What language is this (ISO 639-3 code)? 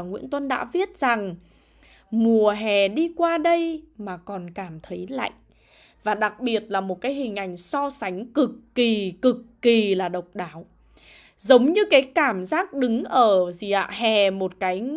vie